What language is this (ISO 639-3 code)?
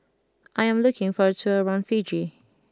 eng